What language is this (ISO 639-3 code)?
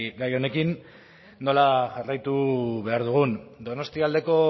eus